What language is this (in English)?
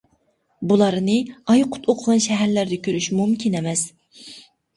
Uyghur